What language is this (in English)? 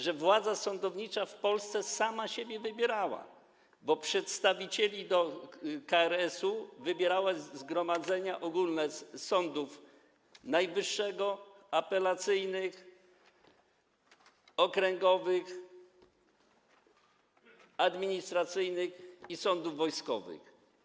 Polish